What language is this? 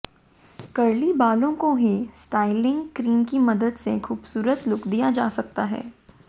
Hindi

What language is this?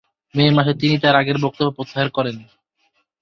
Bangla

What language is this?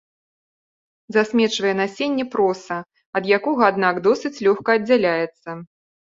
Belarusian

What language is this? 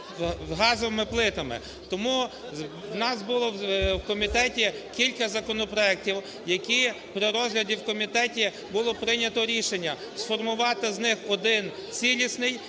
Ukrainian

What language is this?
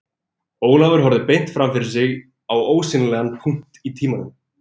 Icelandic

